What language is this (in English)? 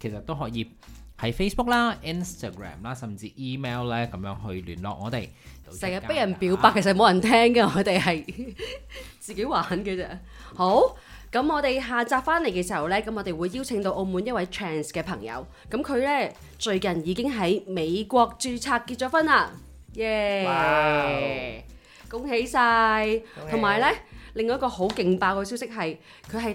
Chinese